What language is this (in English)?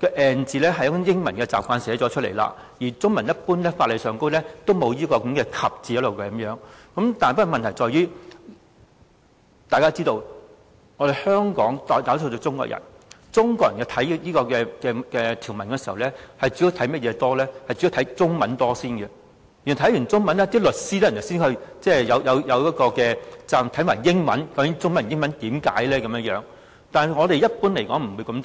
Cantonese